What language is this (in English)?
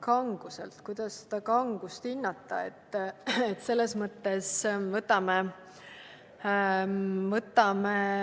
Estonian